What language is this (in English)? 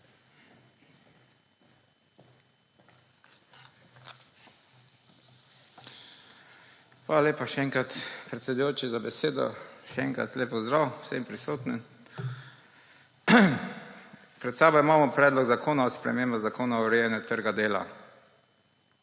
Slovenian